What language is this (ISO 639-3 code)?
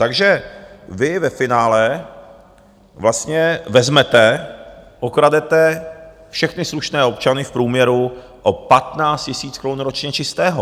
ces